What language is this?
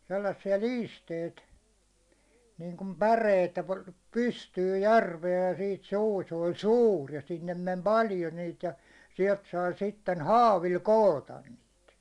Finnish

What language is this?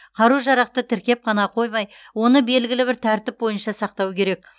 Kazakh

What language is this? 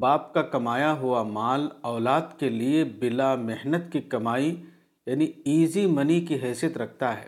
Urdu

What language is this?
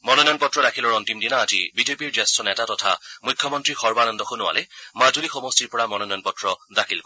Assamese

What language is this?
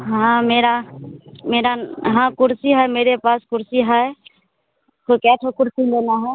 Hindi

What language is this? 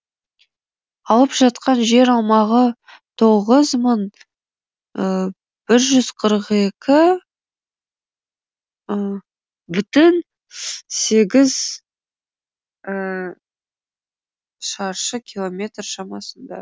Kazakh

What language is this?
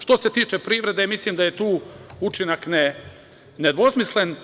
Serbian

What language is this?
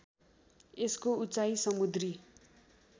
Nepali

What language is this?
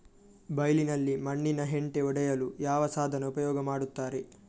Kannada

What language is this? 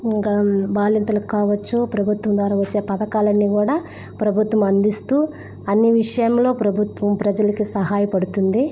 Telugu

